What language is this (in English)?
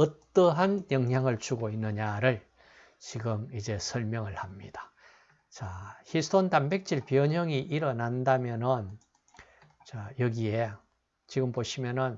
Korean